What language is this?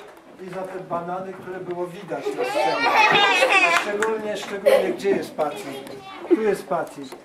Polish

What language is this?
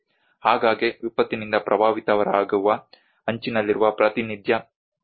Kannada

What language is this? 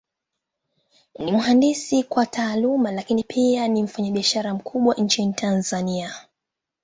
Swahili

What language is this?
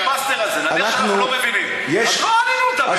Hebrew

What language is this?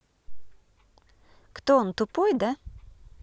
Russian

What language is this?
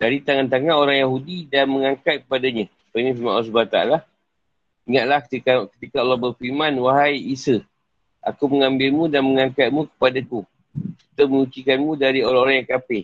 Malay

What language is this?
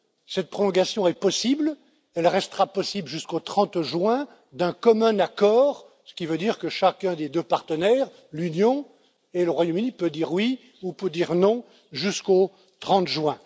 French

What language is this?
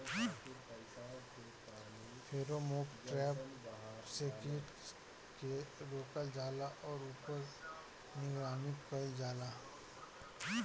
Bhojpuri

